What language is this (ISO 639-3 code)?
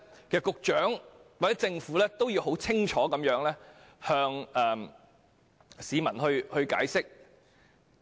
yue